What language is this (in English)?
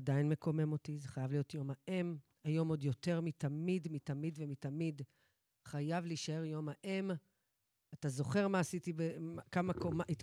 Hebrew